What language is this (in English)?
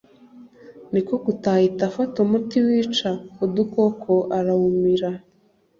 Kinyarwanda